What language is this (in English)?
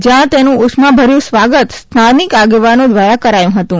Gujarati